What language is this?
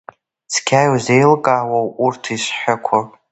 Abkhazian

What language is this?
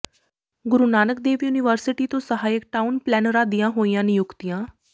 Punjabi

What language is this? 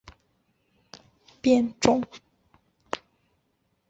Chinese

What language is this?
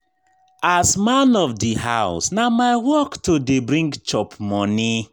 Nigerian Pidgin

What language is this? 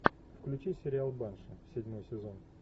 Russian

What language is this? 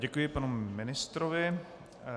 Czech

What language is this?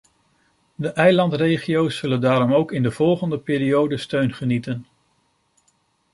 Dutch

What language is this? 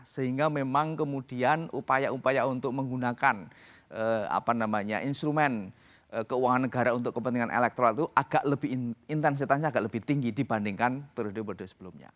Indonesian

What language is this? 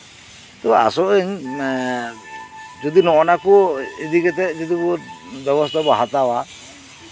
Santali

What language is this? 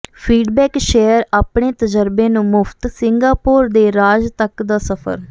Punjabi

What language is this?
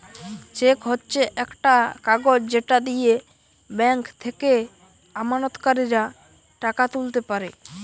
Bangla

